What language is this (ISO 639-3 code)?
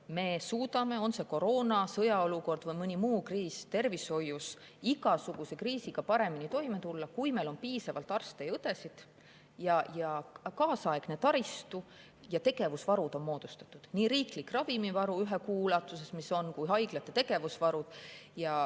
est